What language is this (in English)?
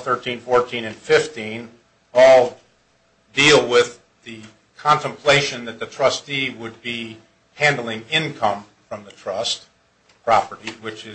English